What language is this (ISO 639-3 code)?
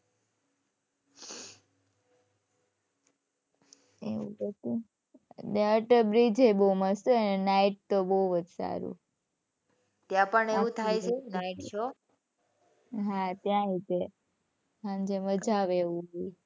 guj